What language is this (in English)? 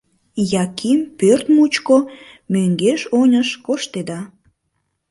Mari